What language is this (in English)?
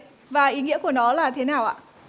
Vietnamese